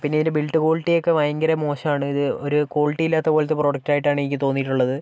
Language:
Malayalam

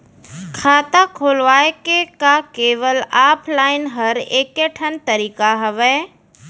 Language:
Chhattisgarhi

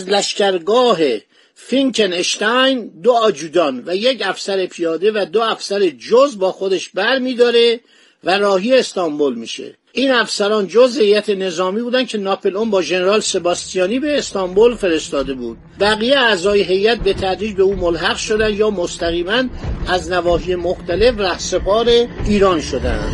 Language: Persian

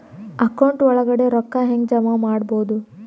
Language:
Kannada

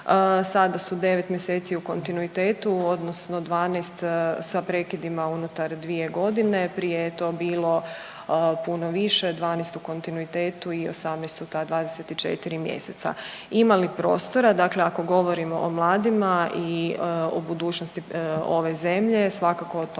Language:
Croatian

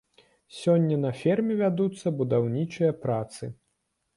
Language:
Belarusian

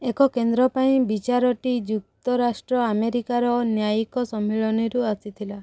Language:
Odia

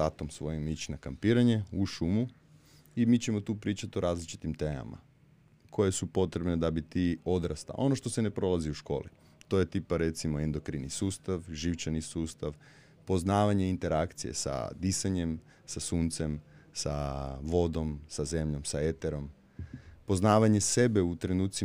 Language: Croatian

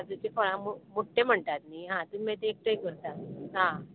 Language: Konkani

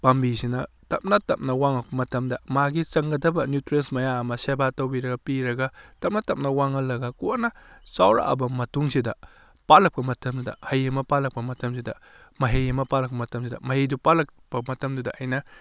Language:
Manipuri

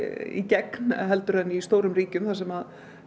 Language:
Icelandic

